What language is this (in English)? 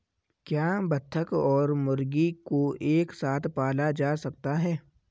Hindi